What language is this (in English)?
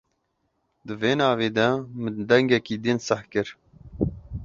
Kurdish